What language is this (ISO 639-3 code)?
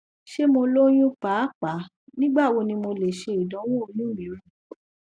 yor